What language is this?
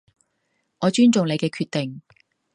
Cantonese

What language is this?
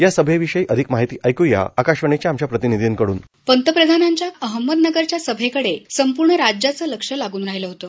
Marathi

